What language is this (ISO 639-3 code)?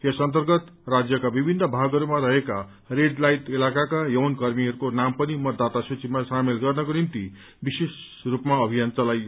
nep